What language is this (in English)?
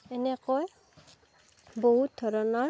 Assamese